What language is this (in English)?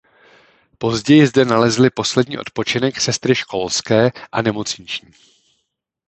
Czech